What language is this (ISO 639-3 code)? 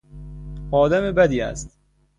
fas